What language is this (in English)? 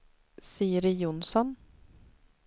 Swedish